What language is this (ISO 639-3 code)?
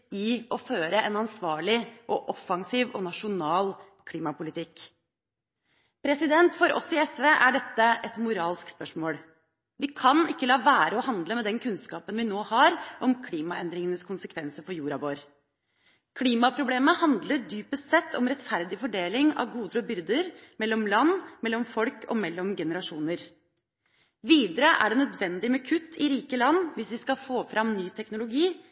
nob